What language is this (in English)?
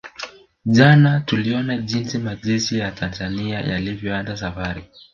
Swahili